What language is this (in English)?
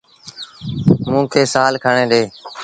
Sindhi Bhil